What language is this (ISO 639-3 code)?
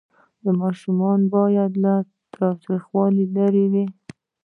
pus